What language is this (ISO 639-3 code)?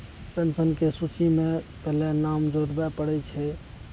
mai